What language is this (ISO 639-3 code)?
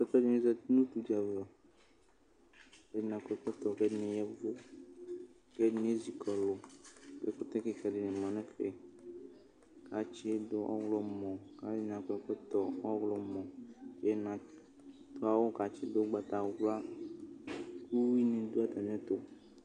kpo